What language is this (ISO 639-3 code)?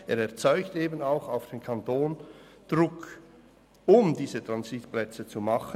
gsw